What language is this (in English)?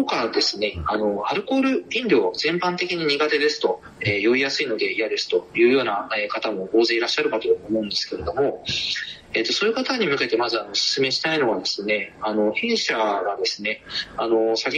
Japanese